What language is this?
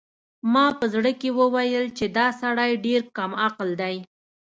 Pashto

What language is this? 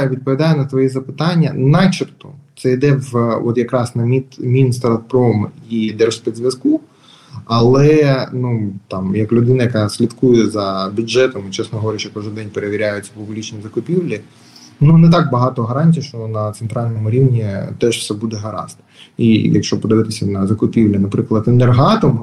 Ukrainian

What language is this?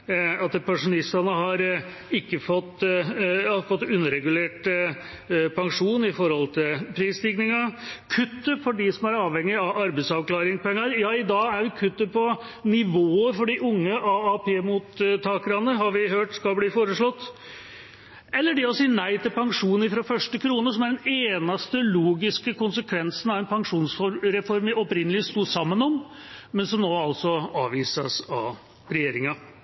Norwegian Bokmål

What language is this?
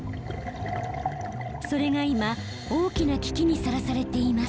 Japanese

